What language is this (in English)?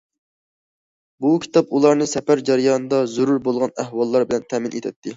Uyghur